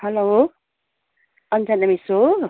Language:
Nepali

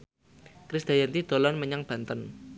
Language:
Javanese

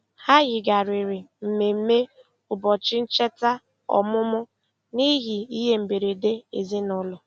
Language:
Igbo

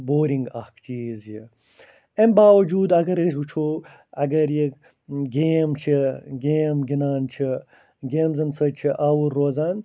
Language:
Kashmiri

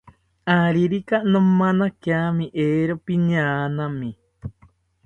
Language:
South Ucayali Ashéninka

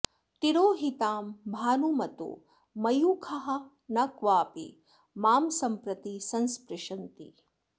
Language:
Sanskrit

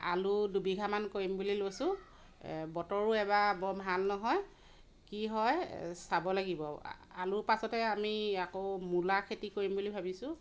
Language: Assamese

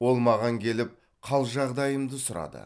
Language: Kazakh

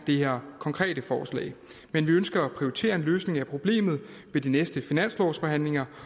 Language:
Danish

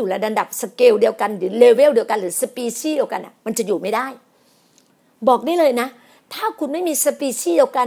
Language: Thai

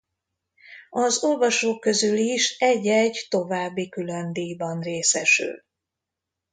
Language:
Hungarian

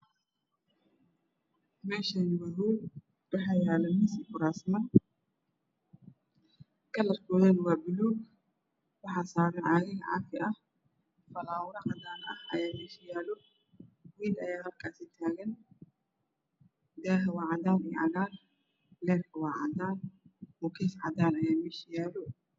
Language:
Somali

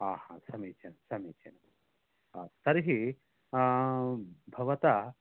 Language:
Sanskrit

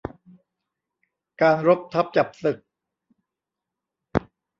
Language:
Thai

